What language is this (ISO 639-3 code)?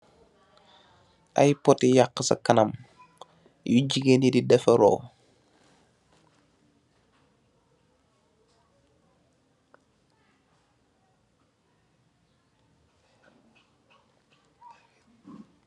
wol